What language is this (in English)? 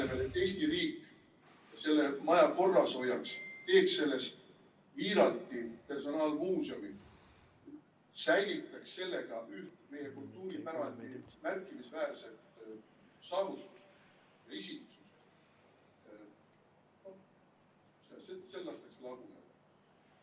Estonian